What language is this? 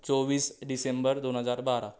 Marathi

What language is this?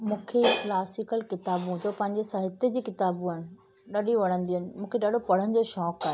Sindhi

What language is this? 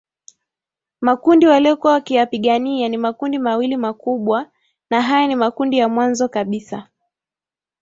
Swahili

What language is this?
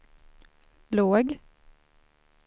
Swedish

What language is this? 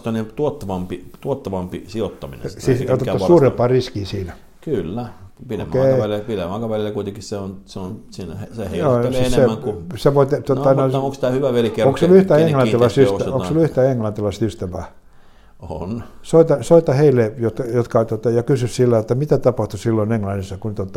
Finnish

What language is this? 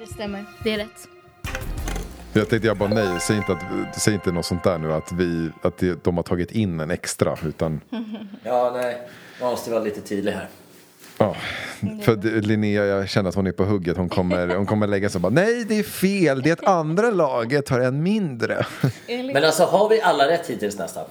Swedish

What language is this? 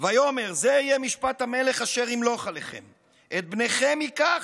Hebrew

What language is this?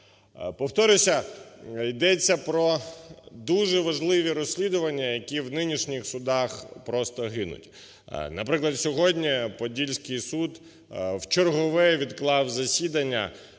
Ukrainian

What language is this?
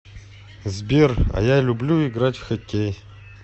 Russian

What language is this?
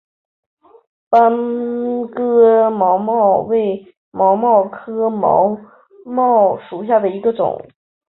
Chinese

